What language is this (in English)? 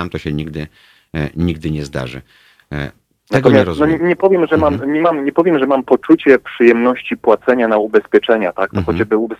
Polish